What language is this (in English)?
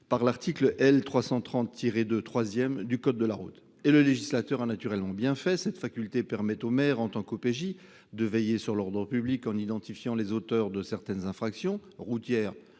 French